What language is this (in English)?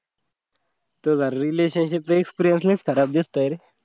Marathi